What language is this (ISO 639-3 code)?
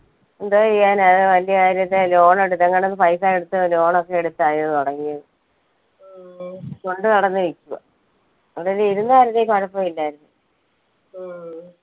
mal